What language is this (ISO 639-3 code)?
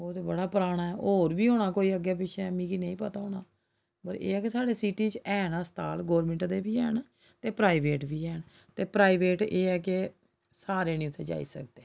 doi